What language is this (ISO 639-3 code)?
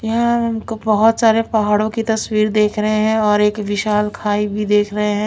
hin